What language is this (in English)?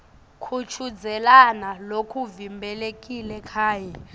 Swati